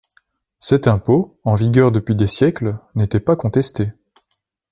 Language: French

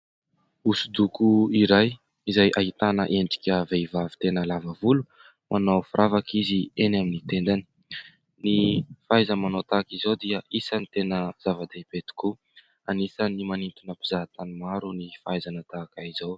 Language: Malagasy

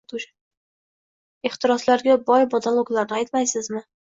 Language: Uzbek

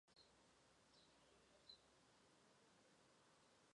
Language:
Chinese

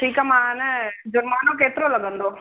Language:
Sindhi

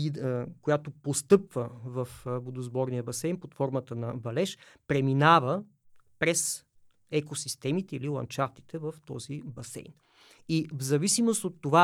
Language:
Bulgarian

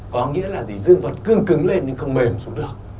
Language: Vietnamese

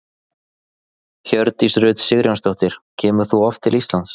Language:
Icelandic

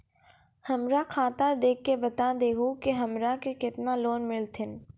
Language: Maithili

